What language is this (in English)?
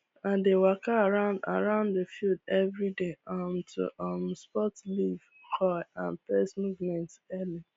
Nigerian Pidgin